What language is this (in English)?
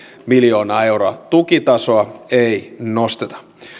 Finnish